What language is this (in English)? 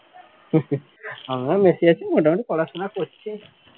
Bangla